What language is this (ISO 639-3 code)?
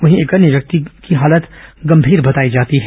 hin